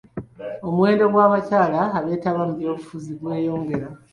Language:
Ganda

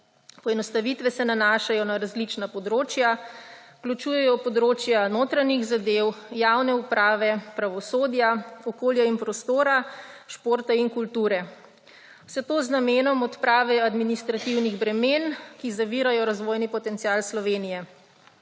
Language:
Slovenian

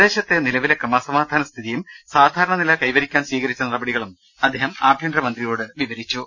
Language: Malayalam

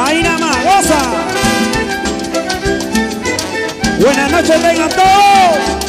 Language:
Spanish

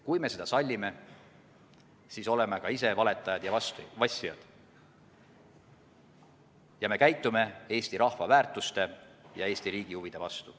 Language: Estonian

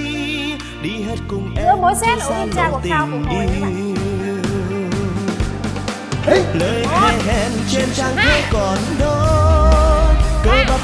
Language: Vietnamese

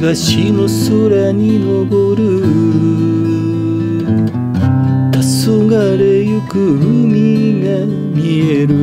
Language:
Japanese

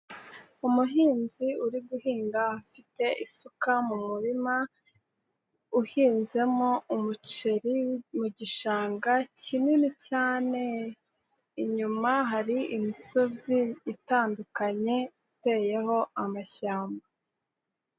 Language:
Kinyarwanda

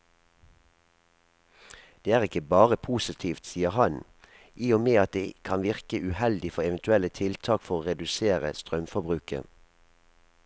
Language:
Norwegian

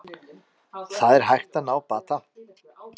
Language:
Icelandic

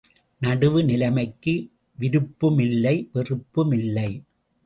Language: Tamil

